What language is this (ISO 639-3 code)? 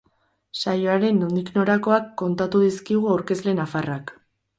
eus